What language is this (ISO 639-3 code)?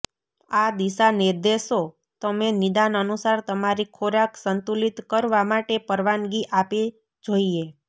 guj